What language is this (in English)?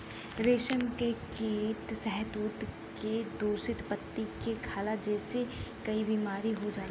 Bhojpuri